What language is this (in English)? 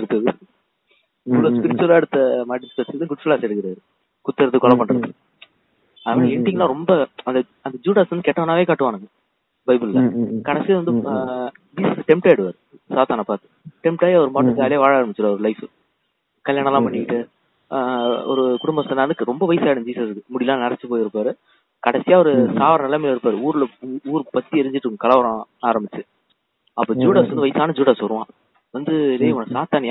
Tamil